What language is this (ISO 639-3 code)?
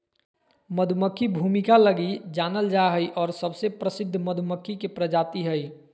mag